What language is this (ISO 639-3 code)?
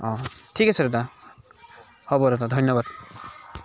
asm